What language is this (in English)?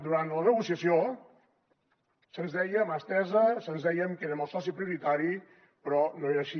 Catalan